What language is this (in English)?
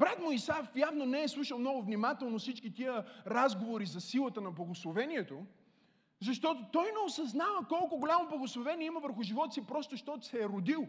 Bulgarian